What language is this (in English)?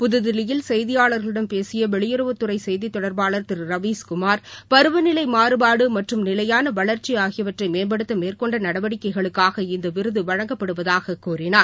Tamil